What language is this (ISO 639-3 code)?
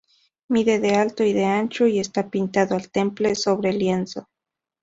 spa